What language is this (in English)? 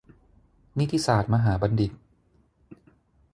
Thai